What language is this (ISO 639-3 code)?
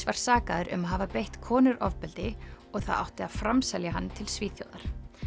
isl